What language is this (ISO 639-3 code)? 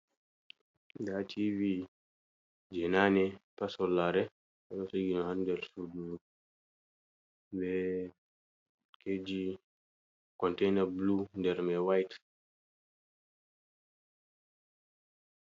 ful